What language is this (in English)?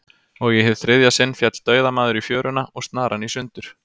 Icelandic